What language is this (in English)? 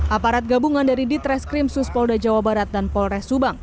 Indonesian